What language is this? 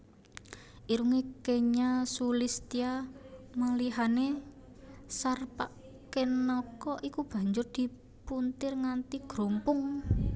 Javanese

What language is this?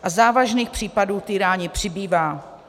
Czech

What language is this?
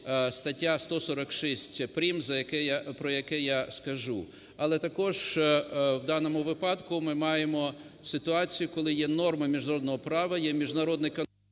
Ukrainian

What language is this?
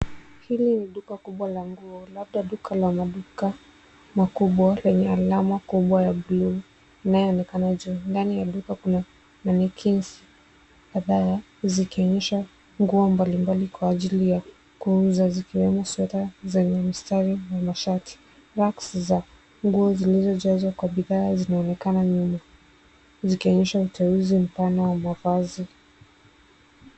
Swahili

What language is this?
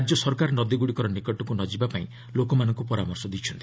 Odia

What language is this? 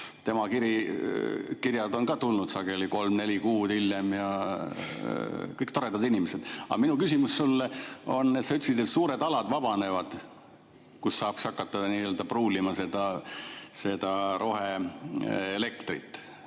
Estonian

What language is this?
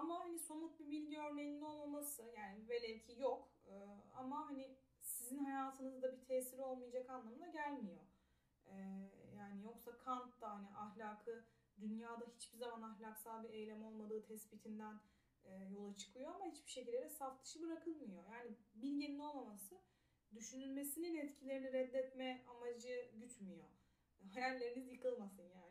Turkish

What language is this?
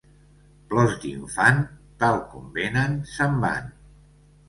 Catalan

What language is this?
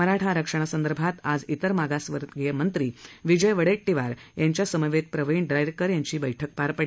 Marathi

